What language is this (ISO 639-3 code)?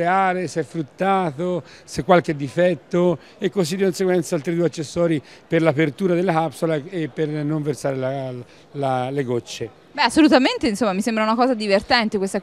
ita